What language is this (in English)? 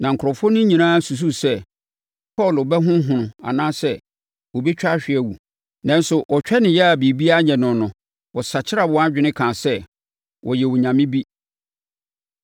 Akan